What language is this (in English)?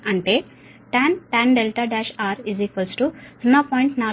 Telugu